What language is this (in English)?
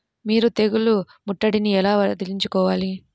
Telugu